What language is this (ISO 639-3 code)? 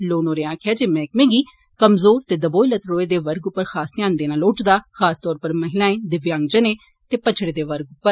doi